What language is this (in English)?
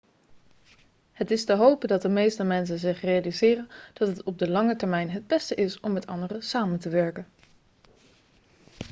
Dutch